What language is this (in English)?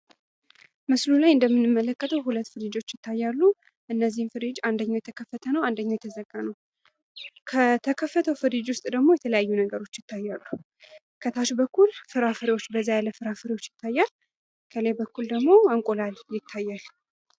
Amharic